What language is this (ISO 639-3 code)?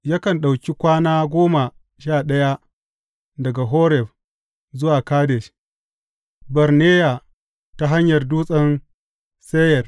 hau